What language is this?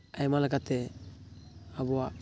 Santali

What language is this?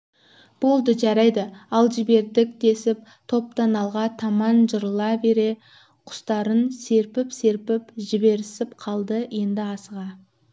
Kazakh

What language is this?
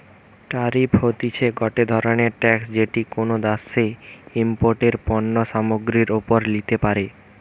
Bangla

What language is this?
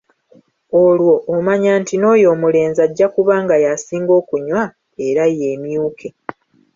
Ganda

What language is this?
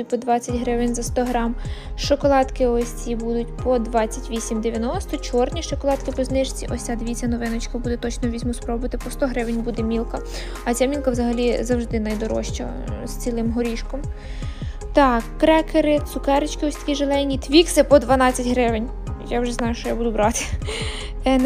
Ukrainian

